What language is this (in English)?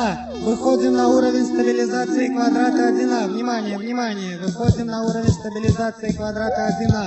Russian